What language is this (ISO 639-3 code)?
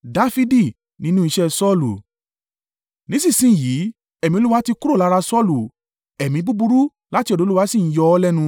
yor